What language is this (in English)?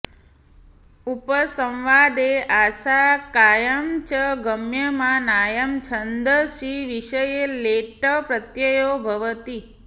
Sanskrit